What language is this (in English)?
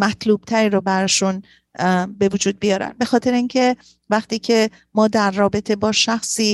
Persian